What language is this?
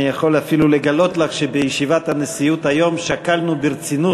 Hebrew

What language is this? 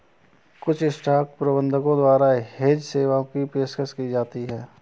Hindi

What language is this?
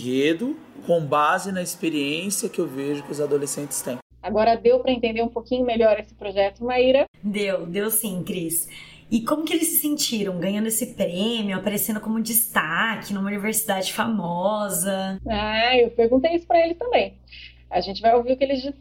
Portuguese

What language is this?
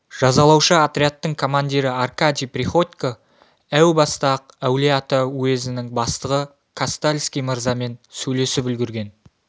Kazakh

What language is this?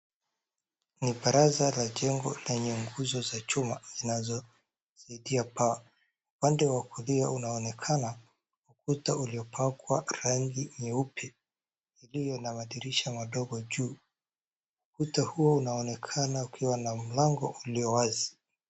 Swahili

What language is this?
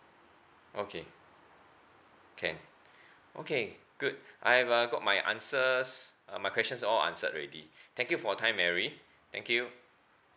English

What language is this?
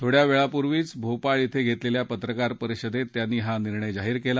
Marathi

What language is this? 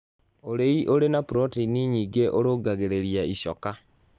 Kikuyu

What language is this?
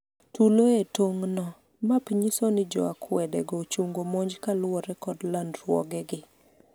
Luo (Kenya and Tanzania)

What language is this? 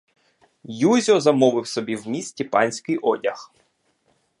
Ukrainian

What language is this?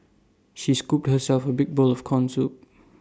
English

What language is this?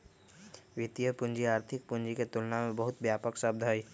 Magahi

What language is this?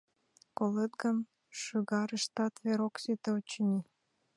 Mari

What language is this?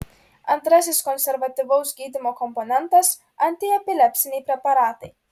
Lithuanian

